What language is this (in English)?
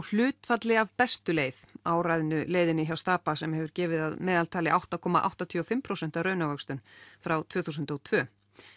Icelandic